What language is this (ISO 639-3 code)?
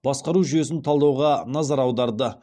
kaz